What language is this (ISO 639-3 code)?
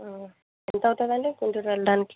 tel